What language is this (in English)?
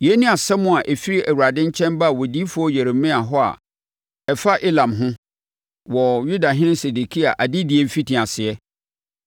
Akan